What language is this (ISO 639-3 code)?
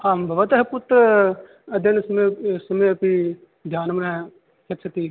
san